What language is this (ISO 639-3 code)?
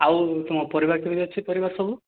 ori